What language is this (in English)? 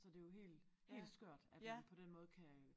Danish